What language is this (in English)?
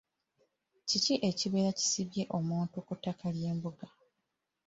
Ganda